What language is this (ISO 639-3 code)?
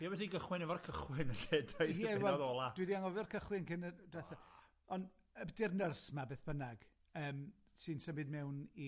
cym